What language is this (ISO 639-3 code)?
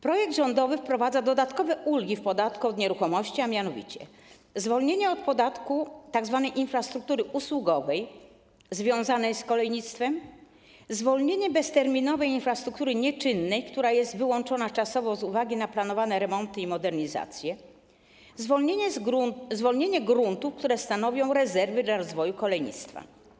pol